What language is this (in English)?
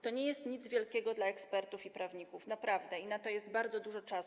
Polish